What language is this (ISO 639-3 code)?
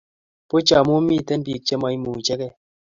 kln